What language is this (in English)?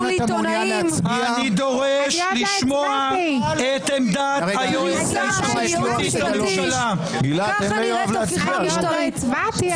Hebrew